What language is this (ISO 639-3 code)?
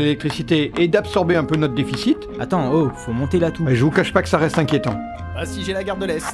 fra